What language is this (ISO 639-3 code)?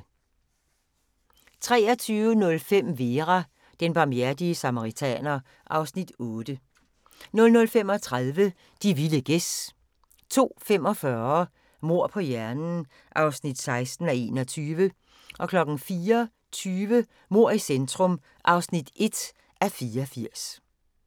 dan